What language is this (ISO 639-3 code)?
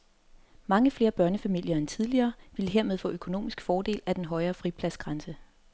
dan